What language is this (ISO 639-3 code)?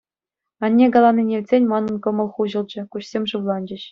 chv